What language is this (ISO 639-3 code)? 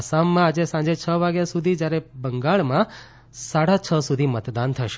guj